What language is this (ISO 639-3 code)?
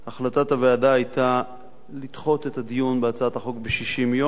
heb